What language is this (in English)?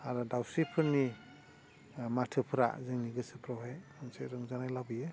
Bodo